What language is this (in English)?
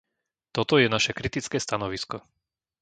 Slovak